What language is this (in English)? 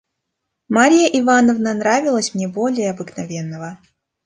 Russian